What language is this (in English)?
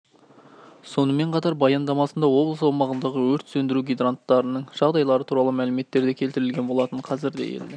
Kazakh